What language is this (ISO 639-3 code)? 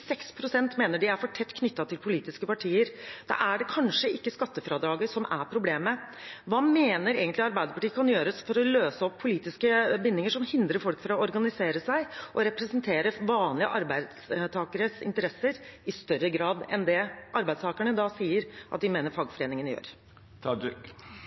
nob